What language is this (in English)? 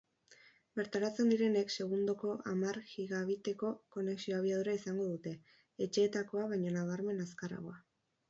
Basque